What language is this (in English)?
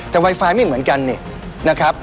Thai